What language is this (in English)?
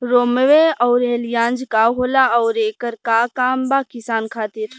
Bhojpuri